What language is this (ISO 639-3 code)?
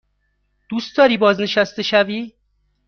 fas